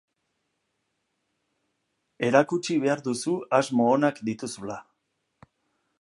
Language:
Basque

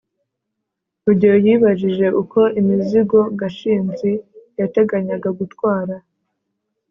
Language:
Kinyarwanda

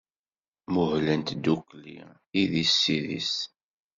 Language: Kabyle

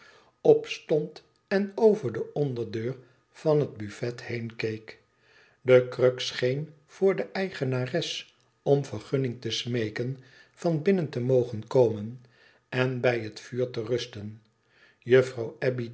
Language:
Dutch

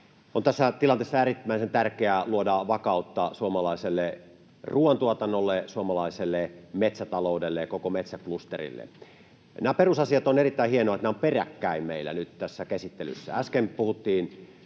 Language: Finnish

